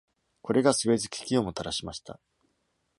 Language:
Japanese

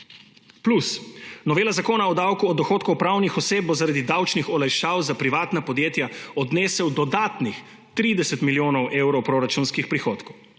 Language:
Slovenian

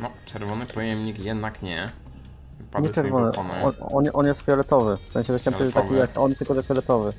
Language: Polish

